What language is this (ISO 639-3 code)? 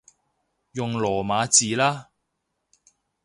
yue